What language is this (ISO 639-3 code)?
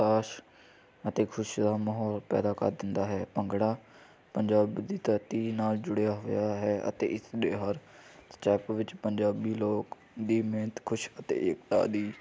pan